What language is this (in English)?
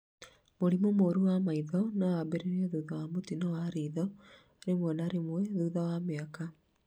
Kikuyu